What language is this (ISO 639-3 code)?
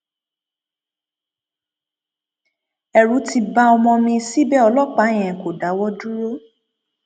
yor